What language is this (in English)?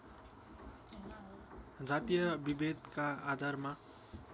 Nepali